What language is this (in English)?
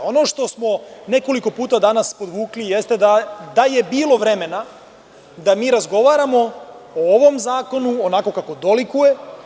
Serbian